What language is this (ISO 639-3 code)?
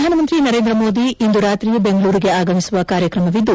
kan